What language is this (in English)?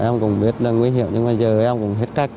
Vietnamese